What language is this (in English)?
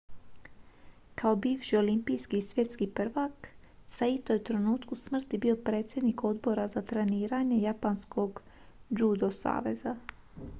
Croatian